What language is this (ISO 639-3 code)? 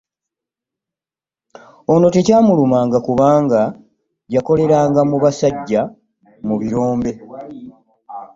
lug